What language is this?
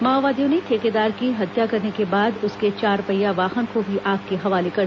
Hindi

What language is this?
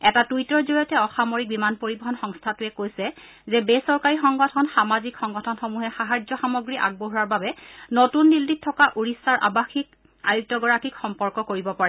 Assamese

